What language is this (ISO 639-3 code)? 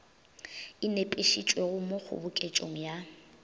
nso